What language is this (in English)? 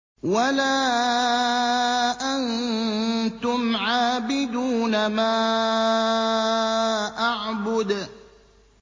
Arabic